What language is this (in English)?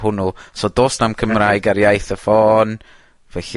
Welsh